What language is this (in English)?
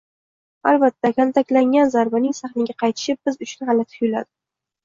Uzbek